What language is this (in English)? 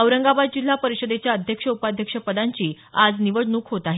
Marathi